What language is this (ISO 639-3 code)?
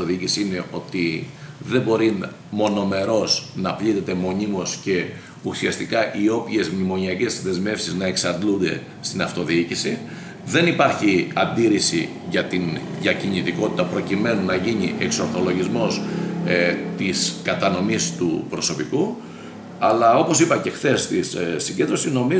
ell